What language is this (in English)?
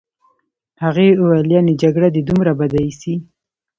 Pashto